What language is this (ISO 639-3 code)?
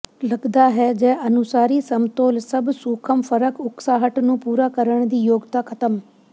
pan